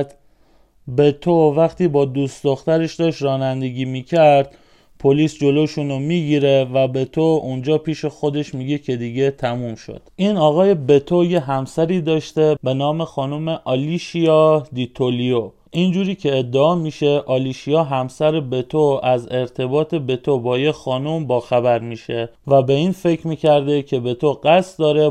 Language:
Persian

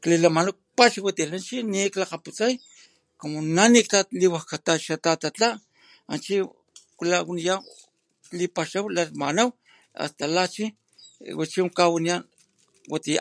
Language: Papantla Totonac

